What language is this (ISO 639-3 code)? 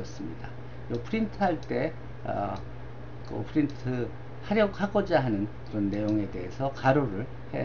kor